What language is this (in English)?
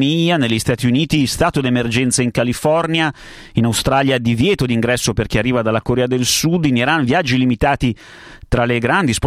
Italian